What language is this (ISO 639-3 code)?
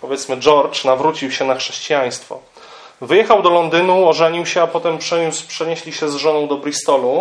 pol